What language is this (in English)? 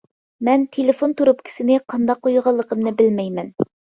Uyghur